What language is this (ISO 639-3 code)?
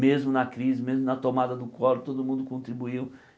por